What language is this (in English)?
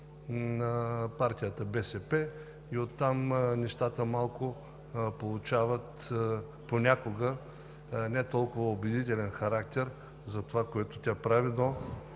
Bulgarian